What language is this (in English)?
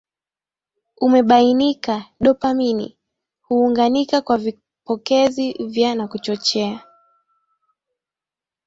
Swahili